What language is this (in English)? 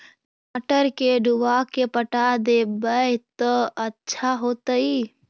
Magahi